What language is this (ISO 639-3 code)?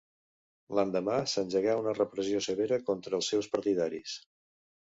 cat